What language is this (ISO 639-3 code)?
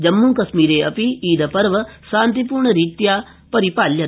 san